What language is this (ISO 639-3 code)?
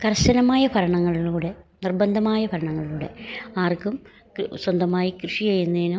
mal